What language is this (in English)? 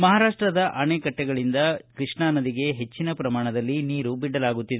Kannada